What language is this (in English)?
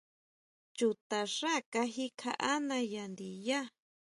Huautla Mazatec